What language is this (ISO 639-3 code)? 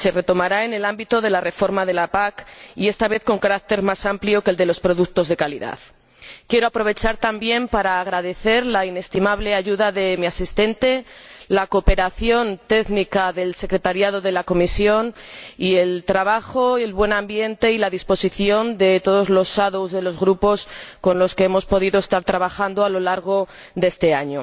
spa